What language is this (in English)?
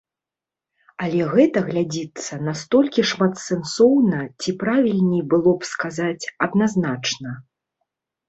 Belarusian